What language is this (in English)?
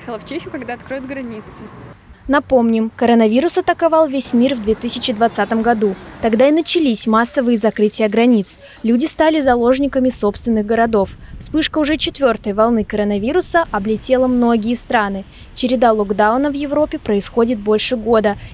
Russian